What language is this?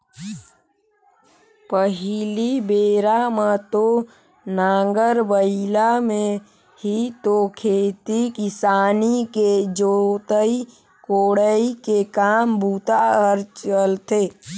Chhattisgarhi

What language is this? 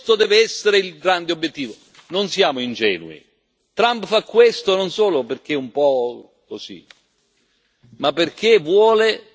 Italian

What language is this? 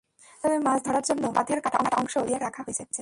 Bangla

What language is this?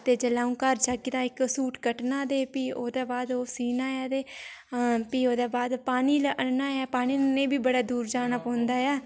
Dogri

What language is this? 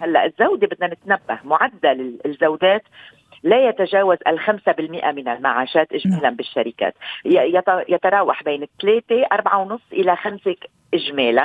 Arabic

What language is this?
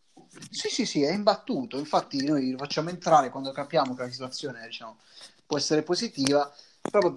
Italian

